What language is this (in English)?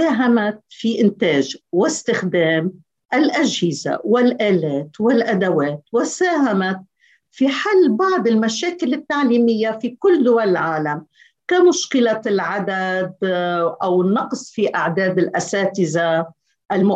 Arabic